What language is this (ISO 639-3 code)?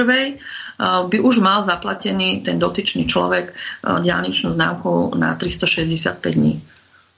slk